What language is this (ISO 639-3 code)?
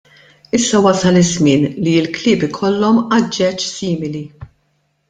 mlt